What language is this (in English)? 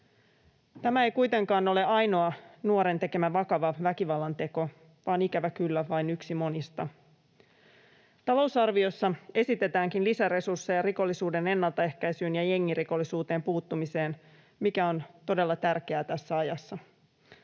Finnish